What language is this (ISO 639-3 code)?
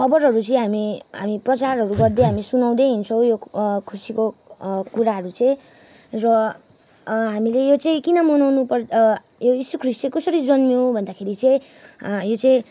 nep